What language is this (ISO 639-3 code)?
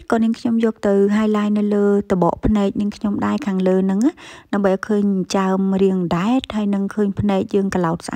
vie